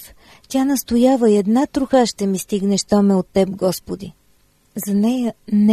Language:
Bulgarian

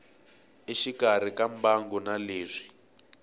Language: Tsonga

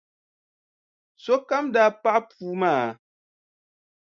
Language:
Dagbani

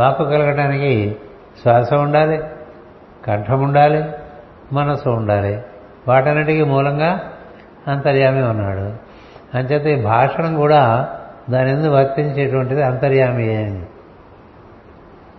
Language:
Telugu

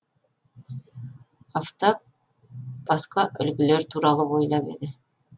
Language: Kazakh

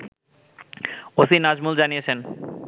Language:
Bangla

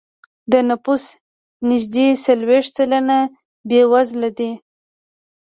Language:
Pashto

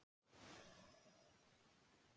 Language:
Icelandic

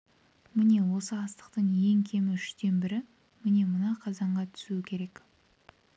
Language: Kazakh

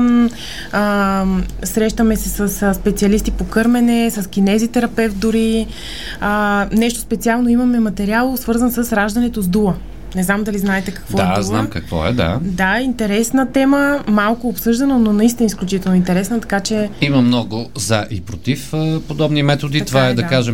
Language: Bulgarian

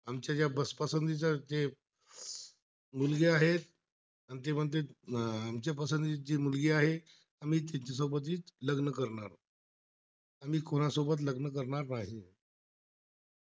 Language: Marathi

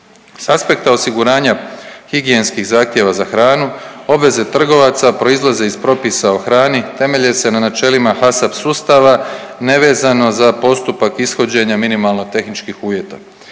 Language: Croatian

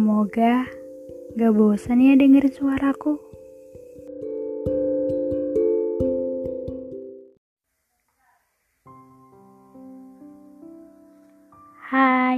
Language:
Indonesian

